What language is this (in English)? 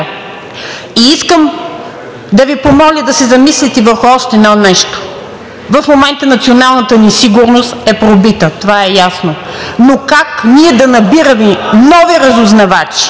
Bulgarian